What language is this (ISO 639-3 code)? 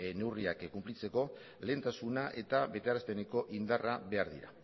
eus